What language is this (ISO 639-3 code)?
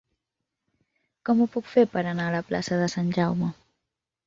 cat